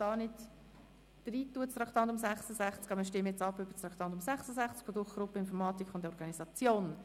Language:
Swiss German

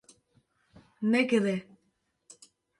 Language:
Kurdish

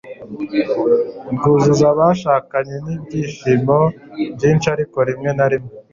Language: Kinyarwanda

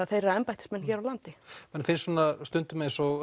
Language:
Icelandic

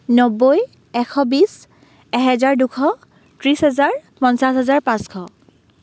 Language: Assamese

